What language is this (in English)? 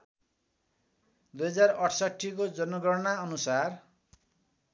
Nepali